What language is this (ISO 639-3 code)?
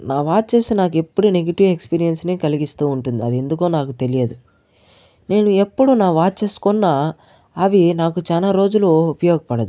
tel